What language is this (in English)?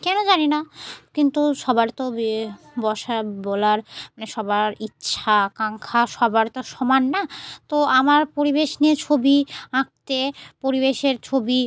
Bangla